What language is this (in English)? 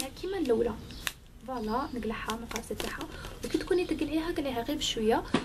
Arabic